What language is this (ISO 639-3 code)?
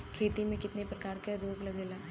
bho